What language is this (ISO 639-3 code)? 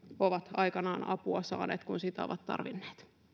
fin